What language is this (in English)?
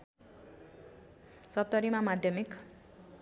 Nepali